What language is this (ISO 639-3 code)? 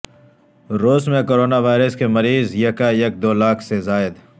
urd